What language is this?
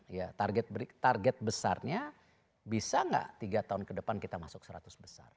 Indonesian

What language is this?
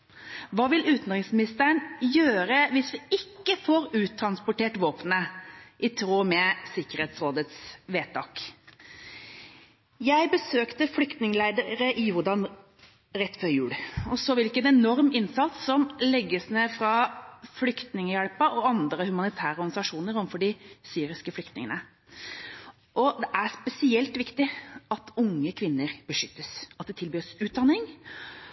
Norwegian Bokmål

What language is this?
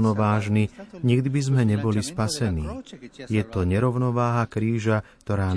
Slovak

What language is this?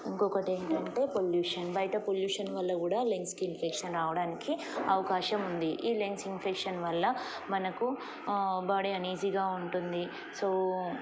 Telugu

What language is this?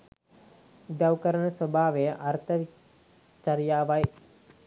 Sinhala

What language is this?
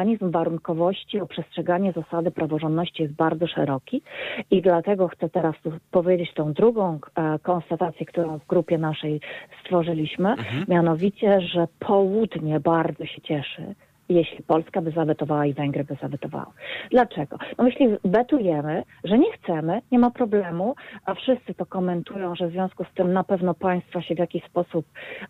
Polish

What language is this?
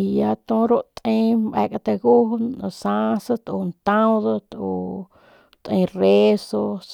Northern Pame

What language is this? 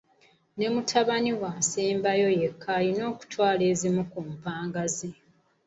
Ganda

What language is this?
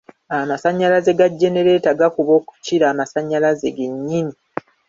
Ganda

